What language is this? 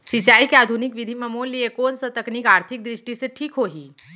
Chhattisgarhi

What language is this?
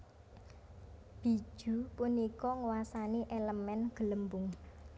Javanese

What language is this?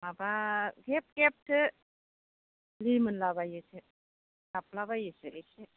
Bodo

